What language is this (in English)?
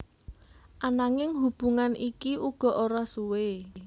Javanese